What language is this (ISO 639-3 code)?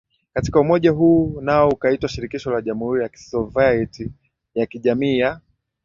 swa